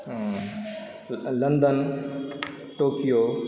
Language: Maithili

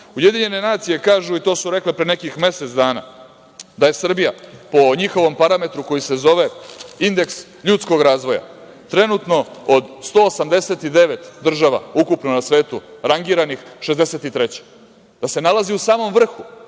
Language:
Serbian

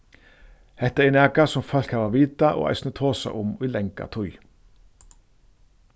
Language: Faroese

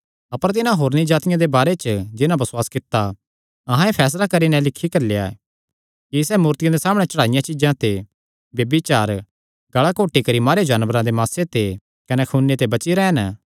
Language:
Kangri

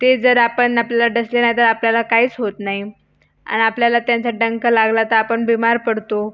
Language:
Marathi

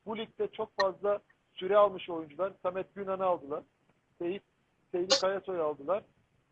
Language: Turkish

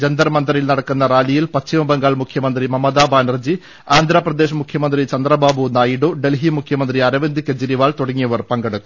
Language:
Malayalam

